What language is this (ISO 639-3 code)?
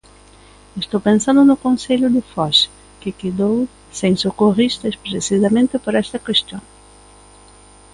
glg